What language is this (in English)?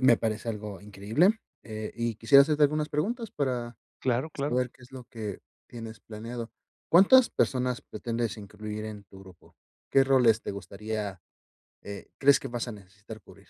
Spanish